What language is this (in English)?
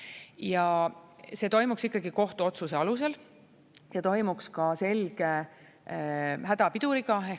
Estonian